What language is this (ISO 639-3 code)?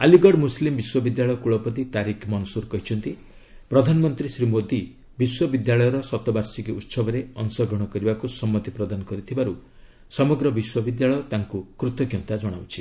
ori